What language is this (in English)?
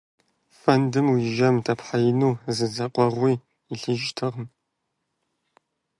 Kabardian